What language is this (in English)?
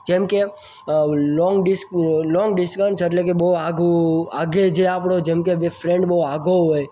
Gujarati